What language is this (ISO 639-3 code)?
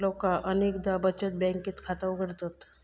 mar